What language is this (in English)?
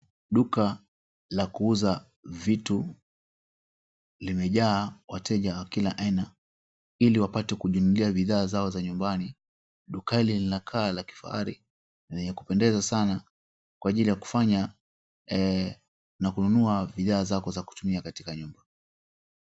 Swahili